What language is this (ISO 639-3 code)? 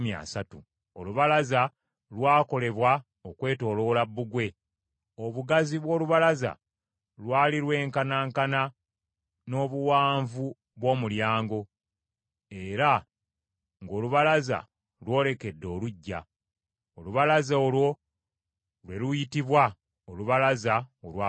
lug